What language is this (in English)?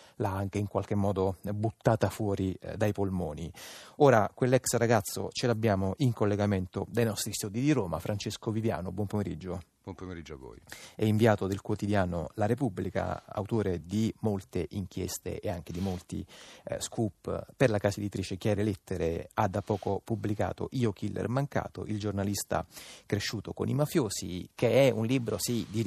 Italian